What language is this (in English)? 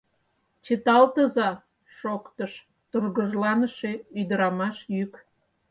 Mari